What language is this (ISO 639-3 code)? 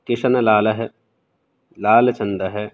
san